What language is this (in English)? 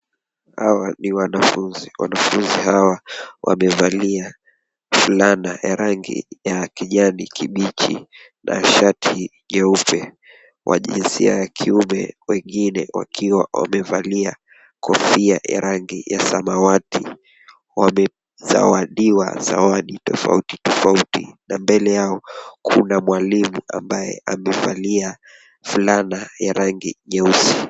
Swahili